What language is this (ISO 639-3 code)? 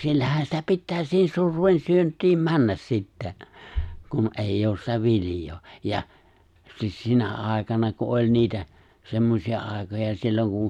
fin